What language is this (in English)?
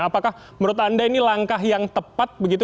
Indonesian